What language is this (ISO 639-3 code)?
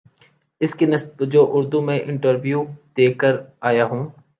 urd